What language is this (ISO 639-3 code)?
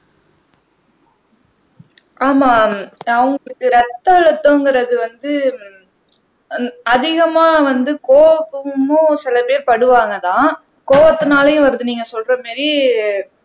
tam